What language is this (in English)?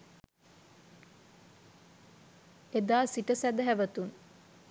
Sinhala